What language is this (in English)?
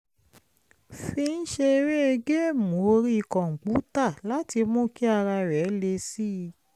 Yoruba